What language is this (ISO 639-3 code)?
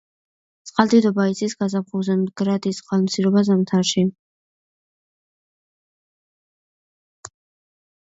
kat